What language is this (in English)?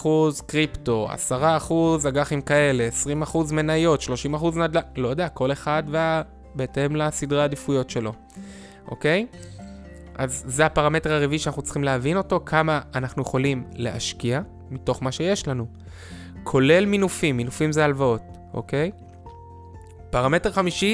Hebrew